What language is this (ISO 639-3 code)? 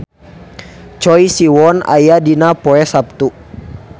sun